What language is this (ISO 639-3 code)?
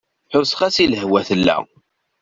kab